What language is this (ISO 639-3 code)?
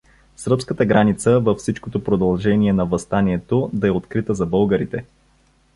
bul